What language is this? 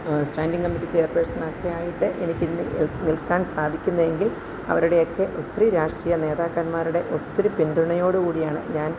Malayalam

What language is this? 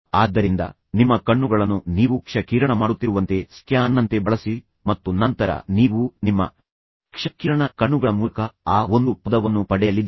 Kannada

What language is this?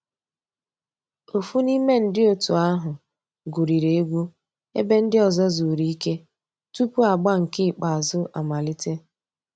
Igbo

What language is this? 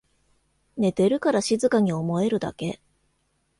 Japanese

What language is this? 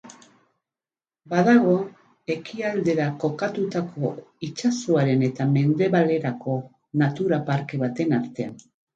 Basque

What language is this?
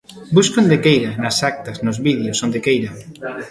Galician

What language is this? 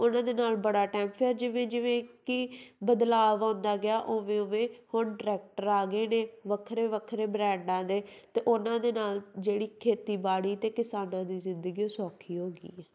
Punjabi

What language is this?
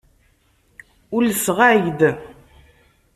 Kabyle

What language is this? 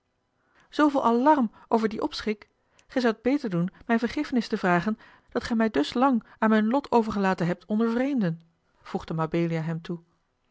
Dutch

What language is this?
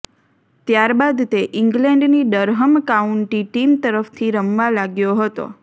Gujarati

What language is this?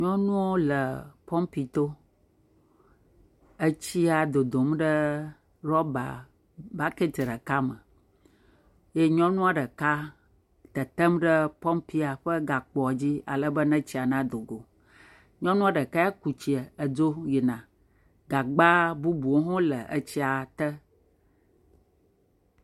Ewe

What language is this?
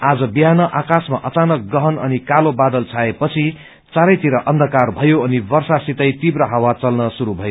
Nepali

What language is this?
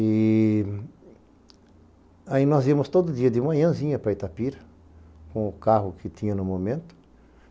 Portuguese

